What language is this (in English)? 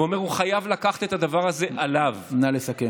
Hebrew